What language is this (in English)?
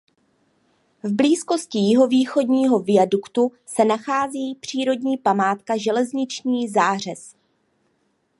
Czech